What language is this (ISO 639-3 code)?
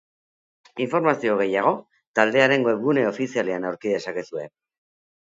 eus